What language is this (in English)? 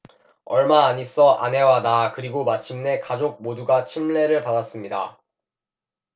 Korean